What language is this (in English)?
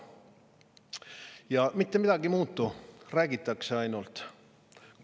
Estonian